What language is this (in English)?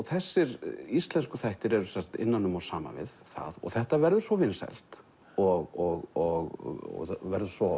Icelandic